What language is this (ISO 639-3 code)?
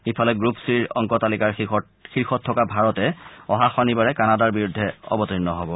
asm